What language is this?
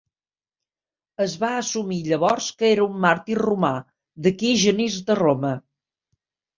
Catalan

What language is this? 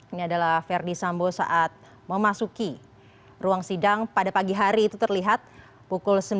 Indonesian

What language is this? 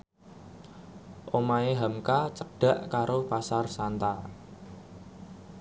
Javanese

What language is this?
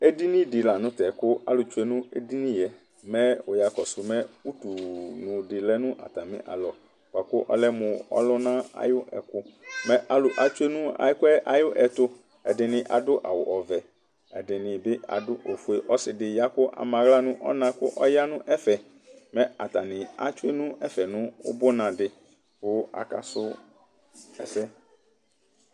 Ikposo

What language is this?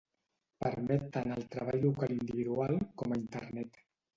Catalan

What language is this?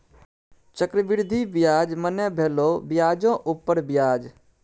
Maithili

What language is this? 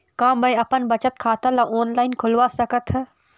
Chhattisgarhi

